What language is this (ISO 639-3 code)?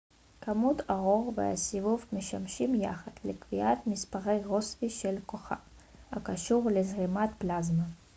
heb